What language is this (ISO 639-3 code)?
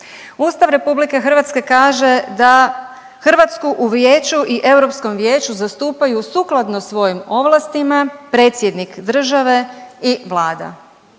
hrv